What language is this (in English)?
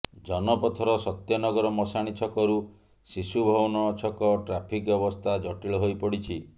Odia